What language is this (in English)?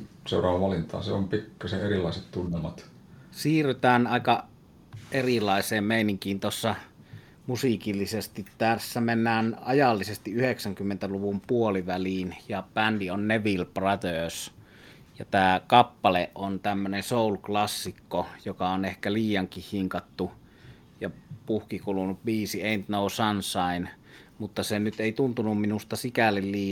Finnish